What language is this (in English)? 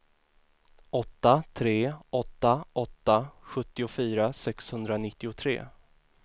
Swedish